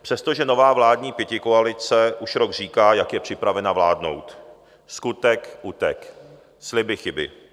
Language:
Czech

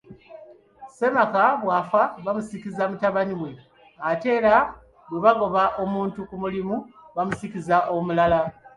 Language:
Ganda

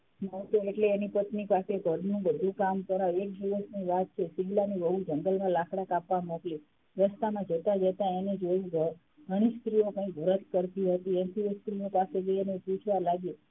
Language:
Gujarati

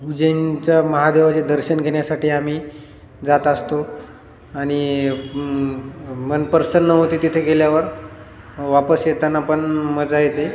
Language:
Marathi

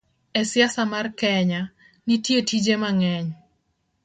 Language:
Luo (Kenya and Tanzania)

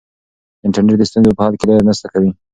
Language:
Pashto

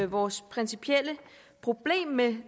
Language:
Danish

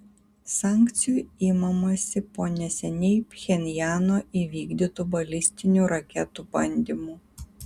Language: Lithuanian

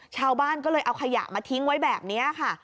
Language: Thai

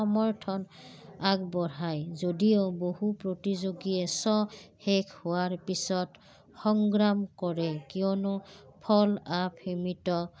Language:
Assamese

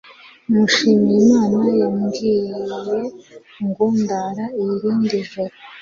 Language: Kinyarwanda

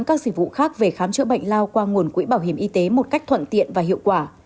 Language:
Vietnamese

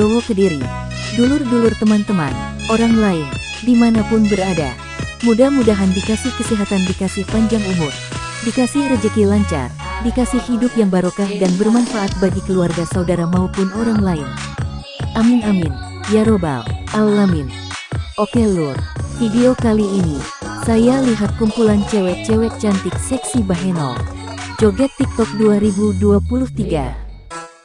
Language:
Indonesian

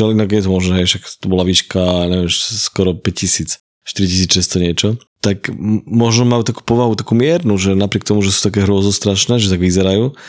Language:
Slovak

